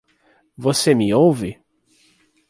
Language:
Portuguese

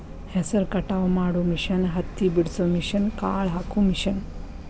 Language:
Kannada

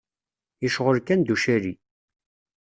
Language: Kabyle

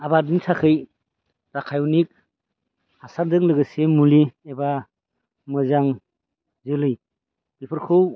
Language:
Bodo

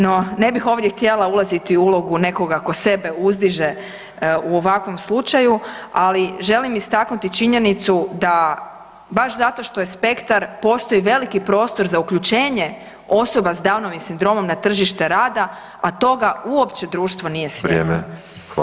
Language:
Croatian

